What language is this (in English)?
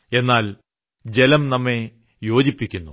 Malayalam